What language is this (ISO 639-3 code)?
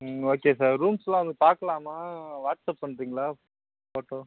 tam